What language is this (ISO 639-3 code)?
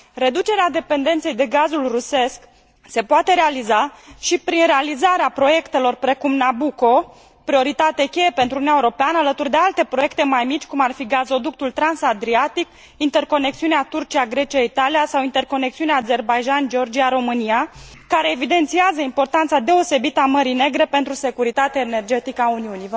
ron